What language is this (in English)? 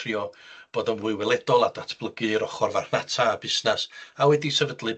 Welsh